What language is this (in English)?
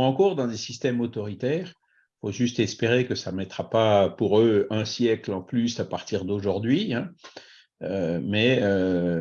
French